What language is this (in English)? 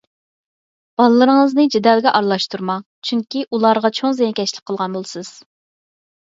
Uyghur